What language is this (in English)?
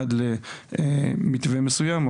Hebrew